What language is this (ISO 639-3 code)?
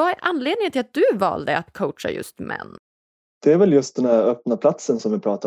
swe